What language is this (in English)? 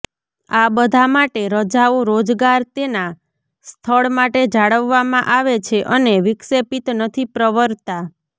Gujarati